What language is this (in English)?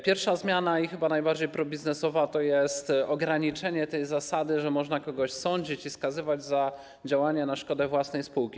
Polish